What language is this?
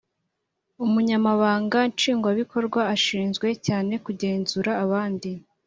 Kinyarwanda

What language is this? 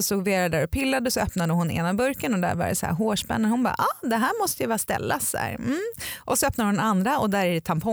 Swedish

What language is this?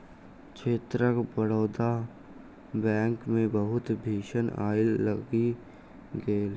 Maithili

